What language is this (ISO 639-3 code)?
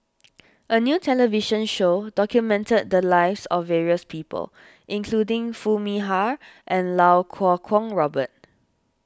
eng